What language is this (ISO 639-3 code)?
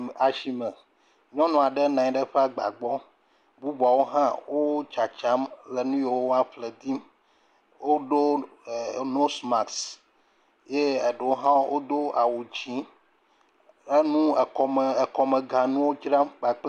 ewe